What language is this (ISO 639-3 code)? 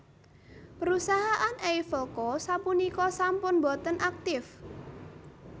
jav